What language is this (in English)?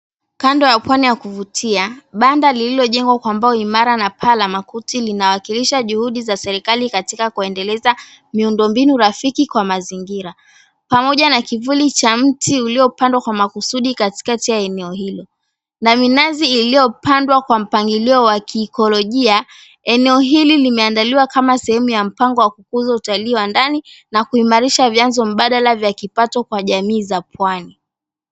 Swahili